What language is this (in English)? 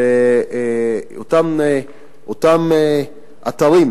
Hebrew